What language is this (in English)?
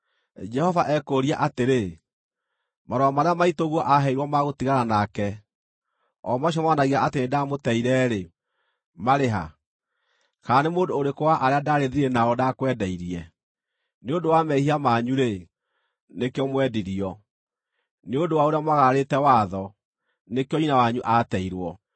Kikuyu